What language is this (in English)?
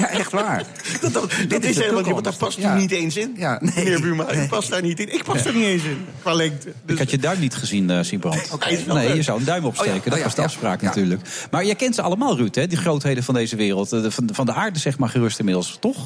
Dutch